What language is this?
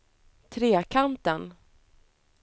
Swedish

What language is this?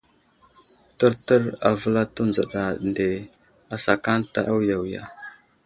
Wuzlam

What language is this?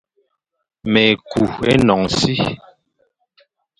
Fang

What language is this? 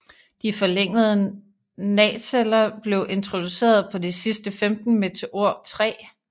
Danish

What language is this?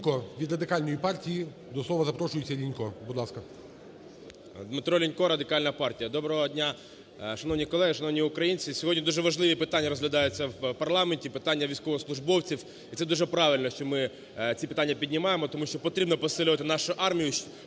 Ukrainian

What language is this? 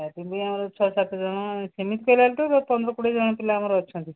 Odia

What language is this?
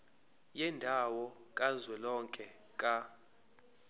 Zulu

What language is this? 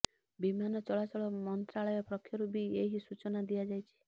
Odia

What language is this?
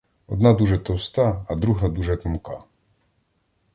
Ukrainian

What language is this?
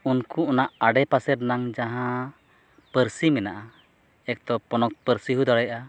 Santali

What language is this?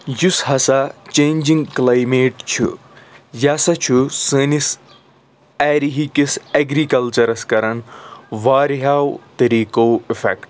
Kashmiri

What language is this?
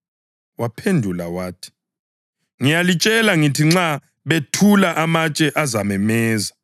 North Ndebele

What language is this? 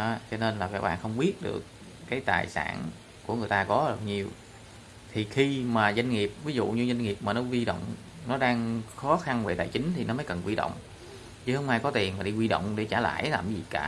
Vietnamese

